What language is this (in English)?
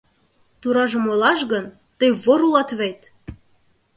Mari